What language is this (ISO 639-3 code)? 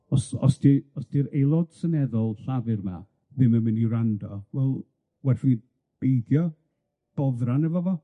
cym